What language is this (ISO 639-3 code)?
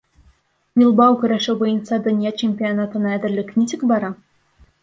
bak